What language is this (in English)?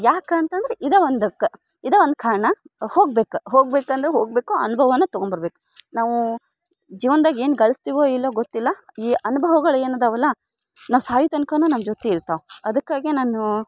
Kannada